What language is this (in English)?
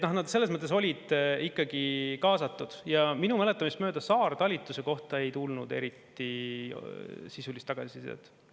Estonian